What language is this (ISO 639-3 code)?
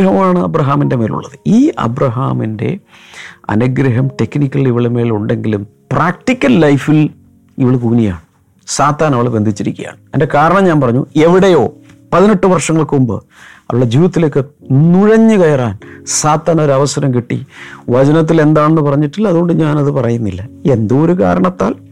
mal